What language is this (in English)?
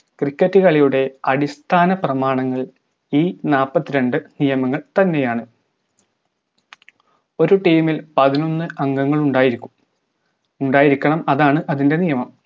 Malayalam